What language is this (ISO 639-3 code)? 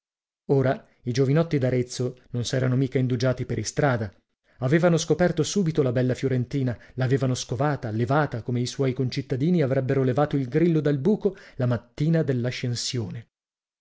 ita